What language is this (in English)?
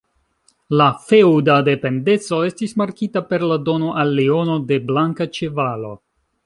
Esperanto